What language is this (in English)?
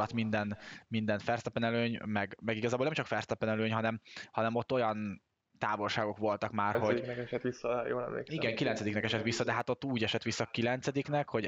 Hungarian